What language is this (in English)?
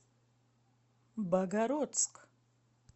Russian